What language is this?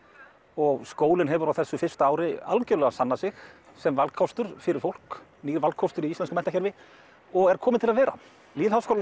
Icelandic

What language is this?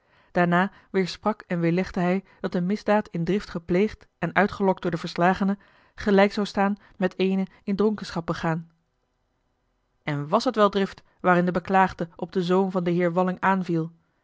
Dutch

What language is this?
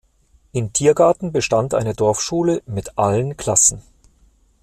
German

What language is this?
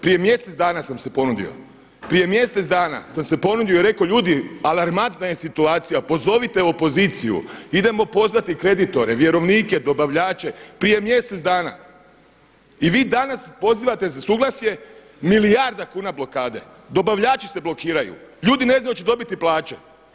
Croatian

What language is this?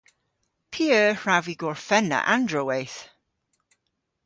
Cornish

